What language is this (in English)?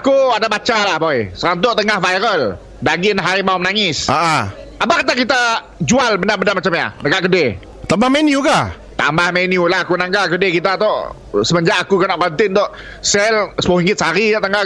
Malay